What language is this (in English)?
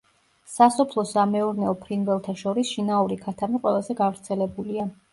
Georgian